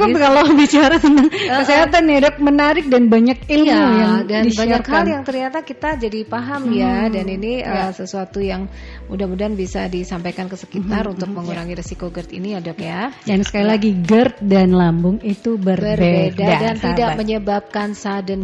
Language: Indonesian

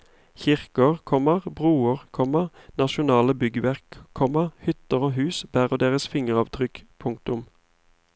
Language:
Norwegian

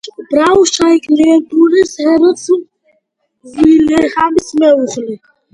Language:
Georgian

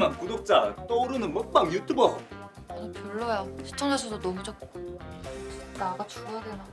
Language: Korean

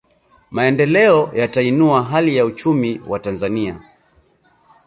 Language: Swahili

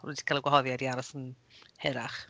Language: Welsh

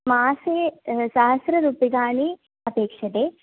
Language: Sanskrit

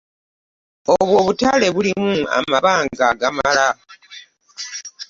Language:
Ganda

